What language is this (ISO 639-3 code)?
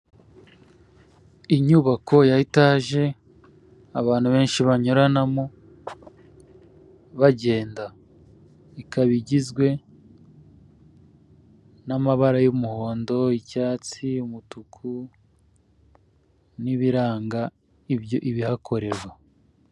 kin